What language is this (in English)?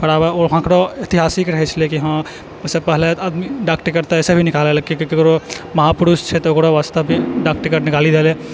Maithili